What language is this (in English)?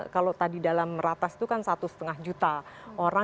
Indonesian